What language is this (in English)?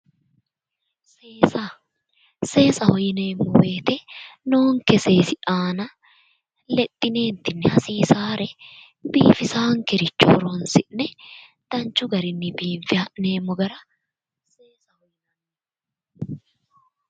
Sidamo